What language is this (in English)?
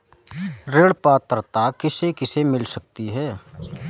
Hindi